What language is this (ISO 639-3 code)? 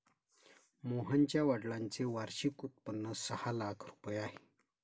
mar